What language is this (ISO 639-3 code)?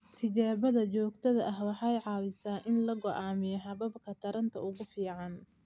som